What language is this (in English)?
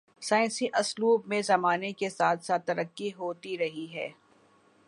Urdu